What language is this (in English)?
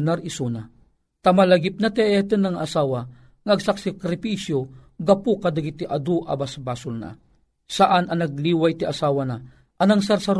Filipino